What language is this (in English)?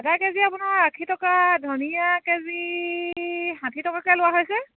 Assamese